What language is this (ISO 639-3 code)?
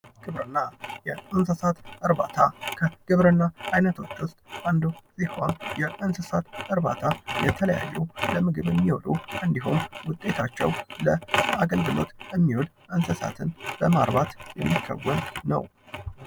amh